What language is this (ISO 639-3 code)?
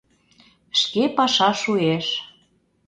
chm